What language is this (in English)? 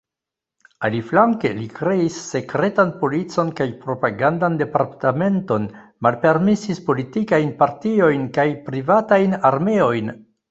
Esperanto